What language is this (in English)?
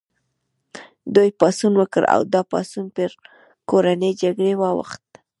Pashto